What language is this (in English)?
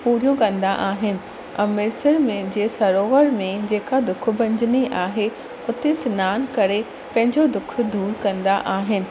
Sindhi